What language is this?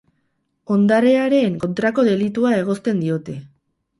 Basque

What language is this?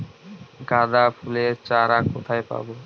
Bangla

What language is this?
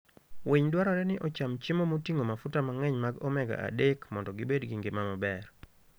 Luo (Kenya and Tanzania)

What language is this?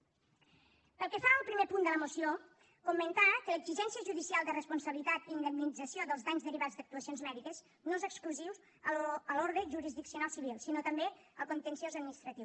Catalan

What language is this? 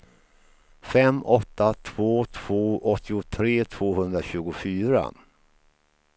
Swedish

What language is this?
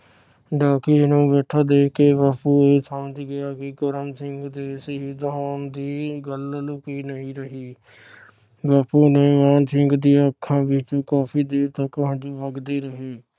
Punjabi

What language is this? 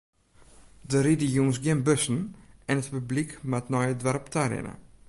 Western Frisian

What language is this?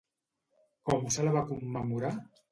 Catalan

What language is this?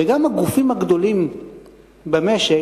Hebrew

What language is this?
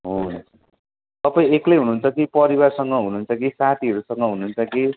Nepali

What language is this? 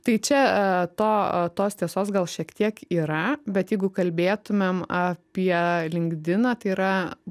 Lithuanian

